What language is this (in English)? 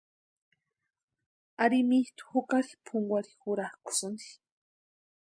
Western Highland Purepecha